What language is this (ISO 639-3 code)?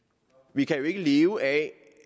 dan